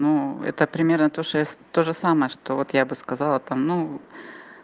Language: Russian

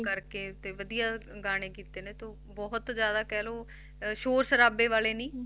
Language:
Punjabi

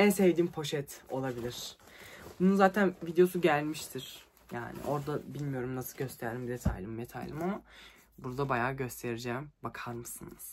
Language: Turkish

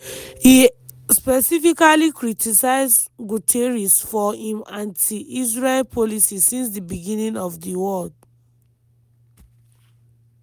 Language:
Nigerian Pidgin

